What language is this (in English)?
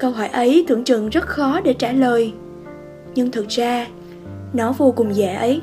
Vietnamese